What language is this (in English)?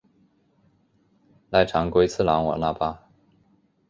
Chinese